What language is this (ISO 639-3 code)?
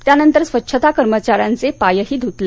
mar